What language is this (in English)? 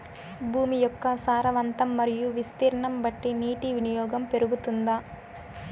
Telugu